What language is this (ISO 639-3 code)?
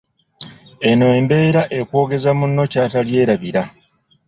lug